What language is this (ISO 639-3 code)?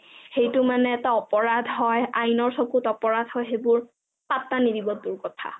asm